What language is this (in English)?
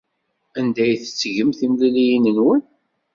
Kabyle